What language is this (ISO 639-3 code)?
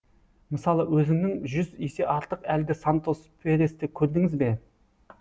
kaz